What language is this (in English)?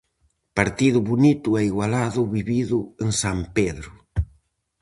Galician